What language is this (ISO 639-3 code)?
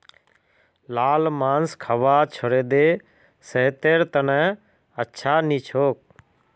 mag